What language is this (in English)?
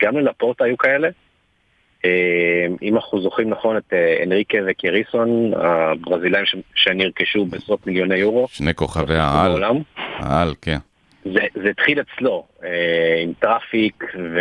Hebrew